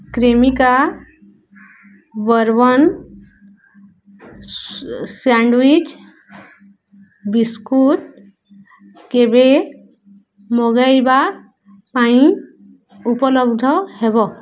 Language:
Odia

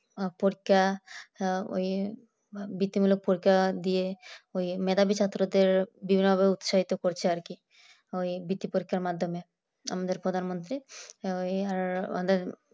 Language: Bangla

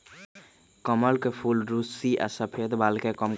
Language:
Magahi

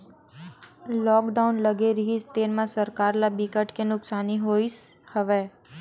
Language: Chhattisgarhi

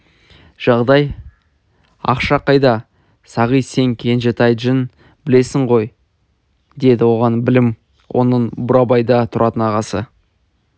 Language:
Kazakh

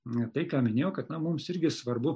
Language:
Lithuanian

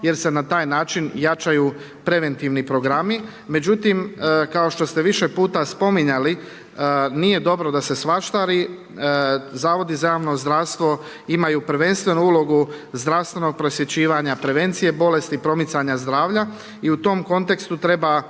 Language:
Croatian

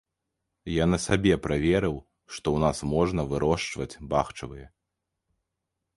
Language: Belarusian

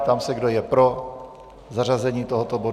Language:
Czech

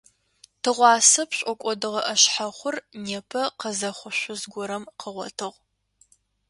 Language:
Adyghe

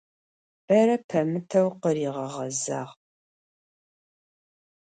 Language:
Adyghe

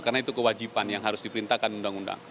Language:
Indonesian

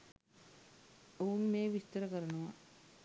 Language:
Sinhala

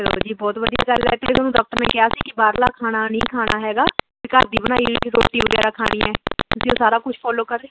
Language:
Punjabi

